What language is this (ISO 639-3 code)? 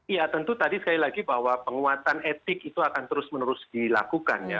ind